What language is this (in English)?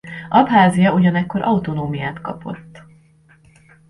Hungarian